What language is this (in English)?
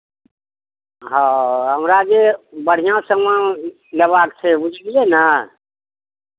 Maithili